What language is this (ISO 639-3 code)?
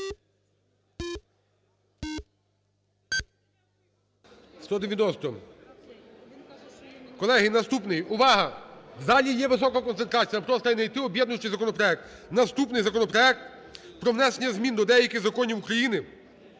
ukr